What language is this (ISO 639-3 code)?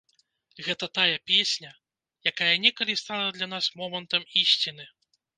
bel